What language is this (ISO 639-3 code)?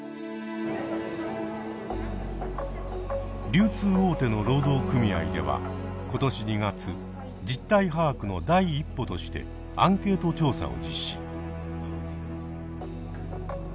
jpn